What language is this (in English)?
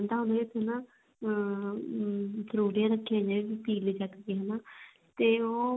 Punjabi